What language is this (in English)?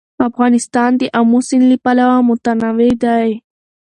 Pashto